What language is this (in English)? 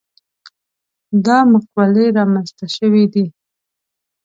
Pashto